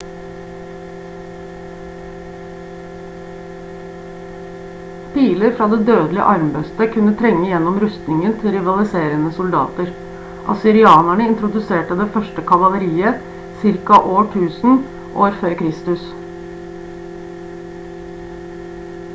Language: Norwegian Bokmål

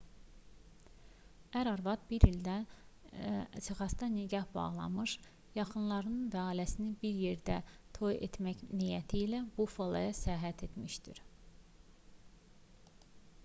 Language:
Azerbaijani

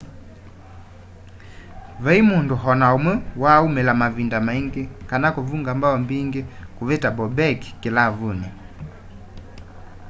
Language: Kamba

